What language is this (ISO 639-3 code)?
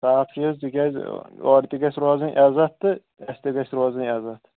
kas